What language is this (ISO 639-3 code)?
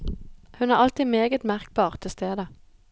nor